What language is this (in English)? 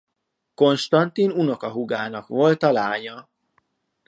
Hungarian